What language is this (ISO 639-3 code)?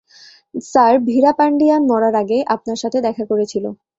ben